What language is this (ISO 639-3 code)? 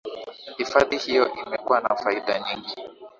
swa